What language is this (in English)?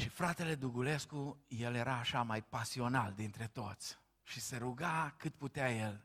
Romanian